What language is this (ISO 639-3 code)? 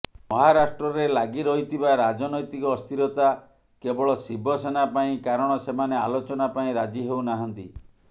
ori